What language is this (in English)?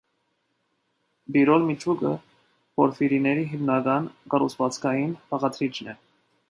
Armenian